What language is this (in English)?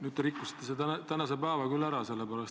Estonian